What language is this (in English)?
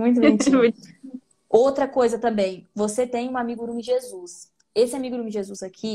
Portuguese